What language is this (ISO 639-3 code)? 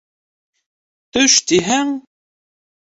bak